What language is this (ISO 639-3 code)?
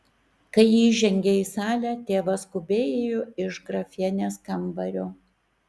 lit